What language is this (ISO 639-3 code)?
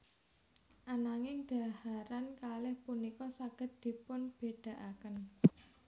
jav